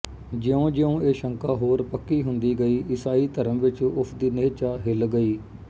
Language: Punjabi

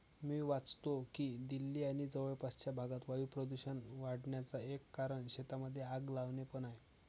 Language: Marathi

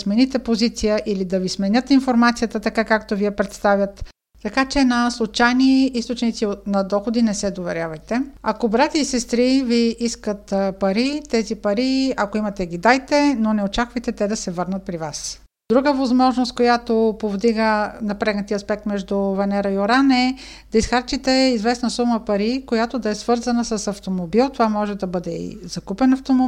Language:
Bulgarian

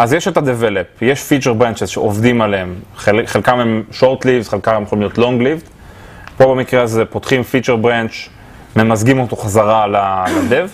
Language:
Hebrew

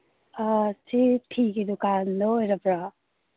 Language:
Manipuri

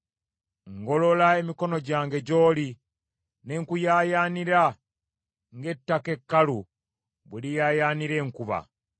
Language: Ganda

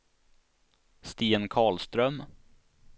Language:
Swedish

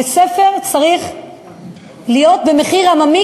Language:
Hebrew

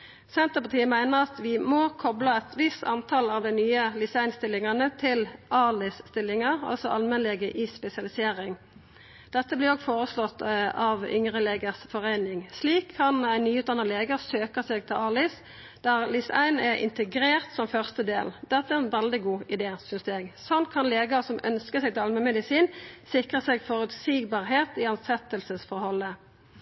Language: Norwegian Nynorsk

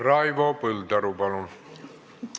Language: Estonian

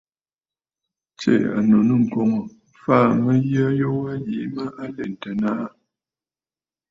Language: Bafut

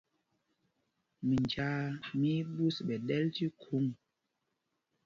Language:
Mpumpong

